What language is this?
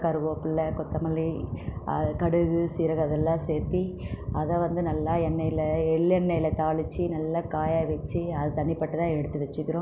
Tamil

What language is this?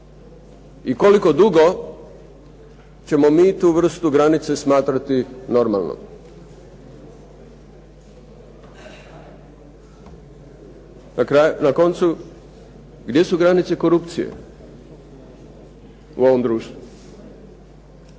Croatian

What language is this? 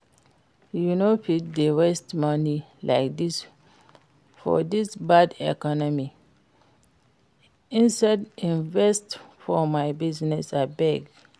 Nigerian Pidgin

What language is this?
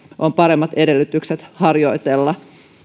Finnish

